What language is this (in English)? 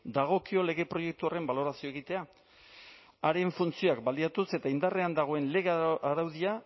Basque